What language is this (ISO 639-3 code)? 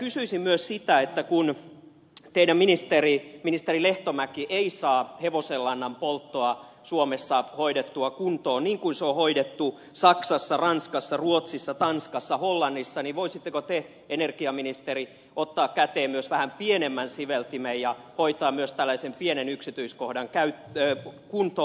fin